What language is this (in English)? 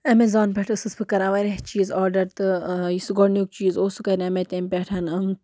Kashmiri